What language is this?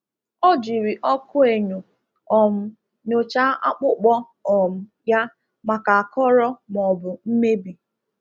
Igbo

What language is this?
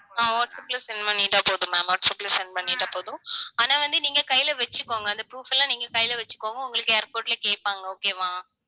Tamil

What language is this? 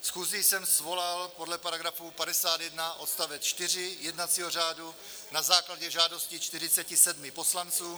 Czech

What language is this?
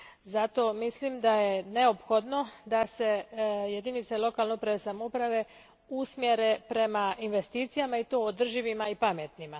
Croatian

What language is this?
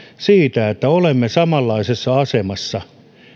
Finnish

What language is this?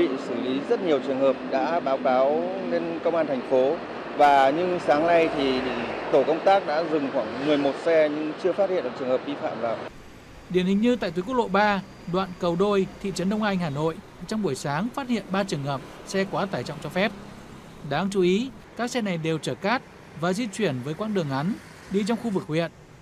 Vietnamese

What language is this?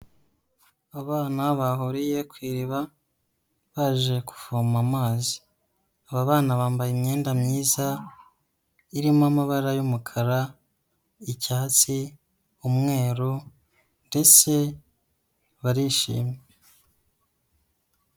Kinyarwanda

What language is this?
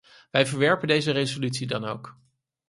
Dutch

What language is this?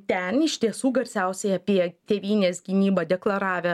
Lithuanian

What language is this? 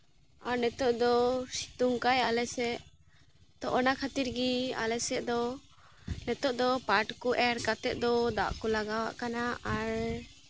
Santali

